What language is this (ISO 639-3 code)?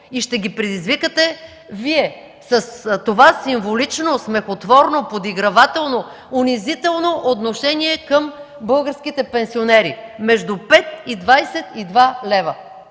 bul